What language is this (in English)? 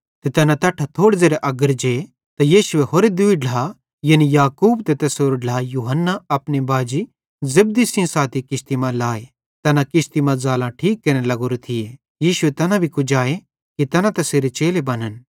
Bhadrawahi